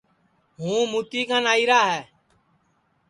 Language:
Sansi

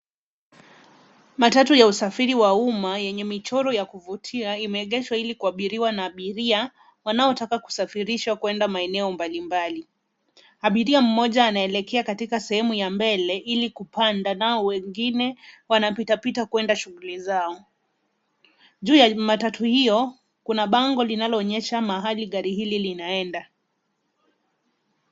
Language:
Swahili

